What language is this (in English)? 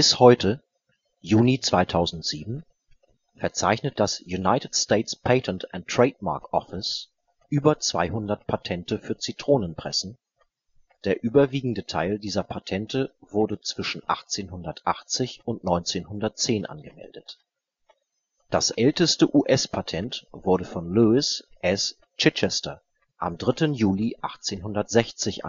German